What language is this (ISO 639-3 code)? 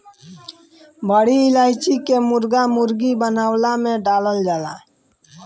bho